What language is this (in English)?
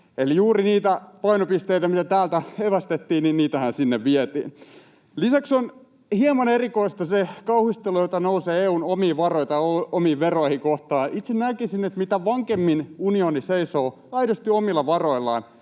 Finnish